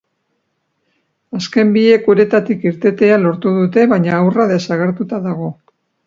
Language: Basque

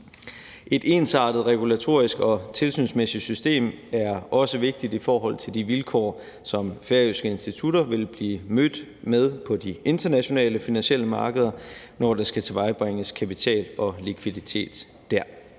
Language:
Danish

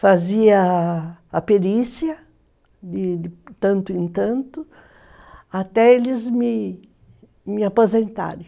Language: Portuguese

